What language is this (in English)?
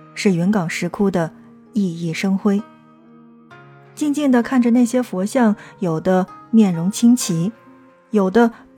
Chinese